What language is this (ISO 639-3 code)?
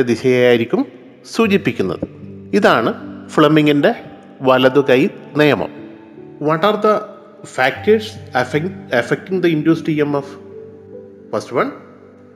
mal